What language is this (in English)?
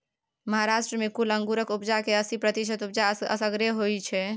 Maithili